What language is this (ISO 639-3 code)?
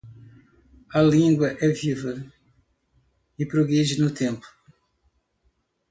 por